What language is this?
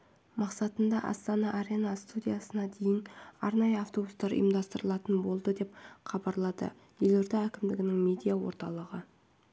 Kazakh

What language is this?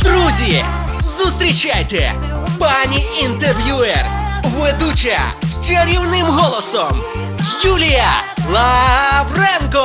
Ukrainian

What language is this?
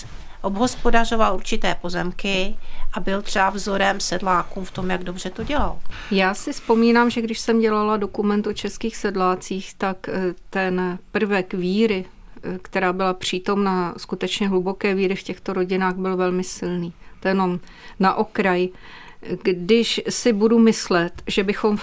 Czech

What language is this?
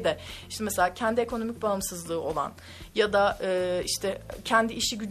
Turkish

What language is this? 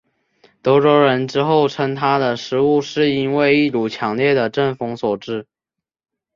Chinese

